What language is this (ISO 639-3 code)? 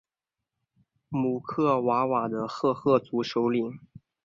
zho